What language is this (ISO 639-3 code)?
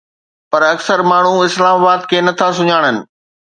snd